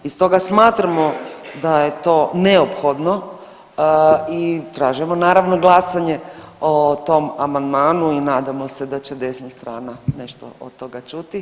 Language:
Croatian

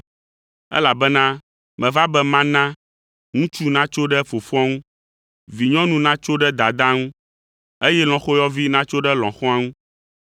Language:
Ewe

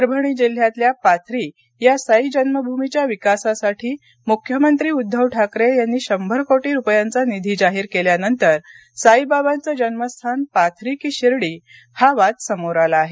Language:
Marathi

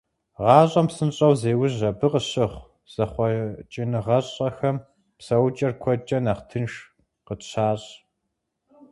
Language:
Kabardian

